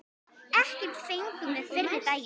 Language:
Icelandic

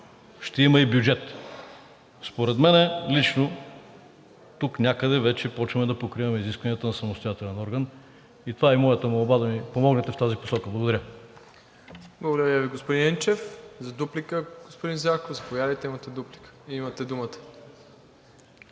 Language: Bulgarian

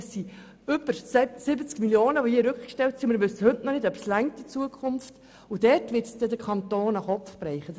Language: Swiss German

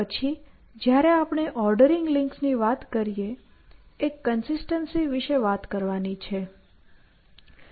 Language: Gujarati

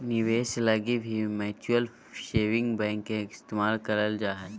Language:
Magahi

